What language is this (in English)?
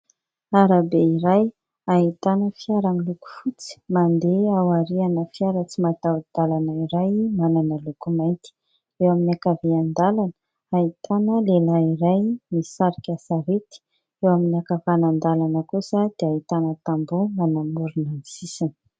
Malagasy